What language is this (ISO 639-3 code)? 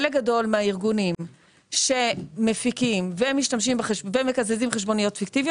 heb